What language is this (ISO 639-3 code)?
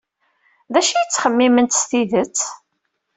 kab